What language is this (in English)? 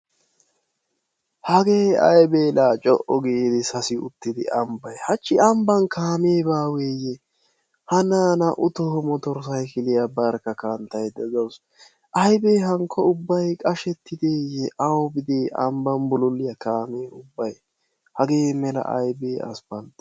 Wolaytta